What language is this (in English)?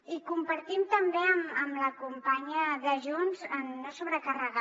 Catalan